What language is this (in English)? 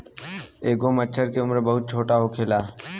Bhojpuri